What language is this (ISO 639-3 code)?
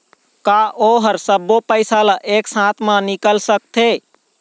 hne